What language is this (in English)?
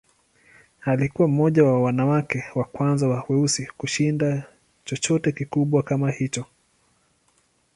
Swahili